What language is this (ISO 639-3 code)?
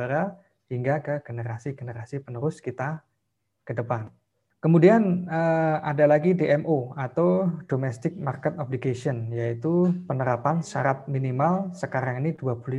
ind